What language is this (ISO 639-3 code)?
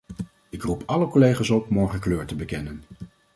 nld